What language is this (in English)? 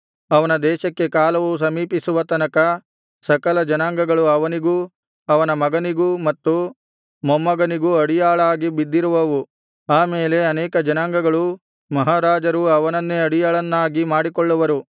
Kannada